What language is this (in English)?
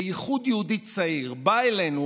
Hebrew